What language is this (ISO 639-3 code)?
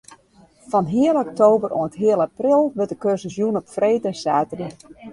fry